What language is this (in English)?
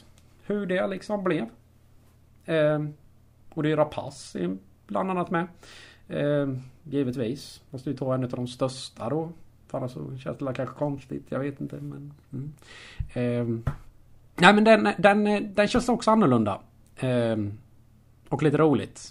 Swedish